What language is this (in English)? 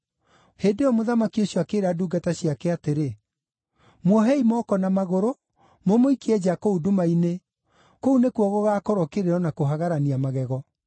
Kikuyu